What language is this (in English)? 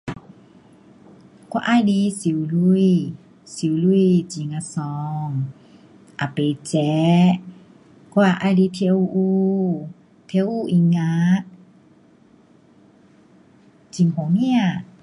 Pu-Xian Chinese